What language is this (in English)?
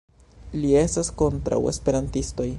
Esperanto